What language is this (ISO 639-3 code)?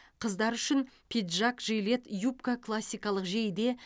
kaz